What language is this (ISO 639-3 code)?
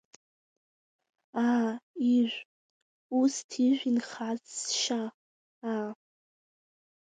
abk